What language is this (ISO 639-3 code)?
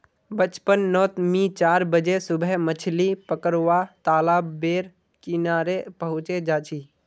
mag